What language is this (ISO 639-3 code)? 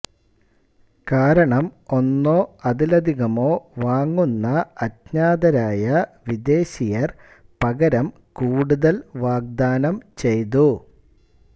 mal